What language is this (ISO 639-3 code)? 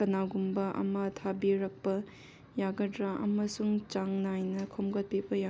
mni